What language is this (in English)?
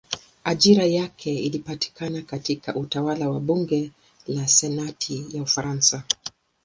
Swahili